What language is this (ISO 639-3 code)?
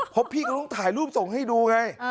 tha